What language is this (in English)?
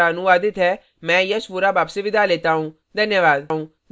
Hindi